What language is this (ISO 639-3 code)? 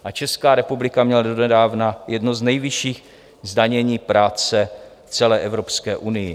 ces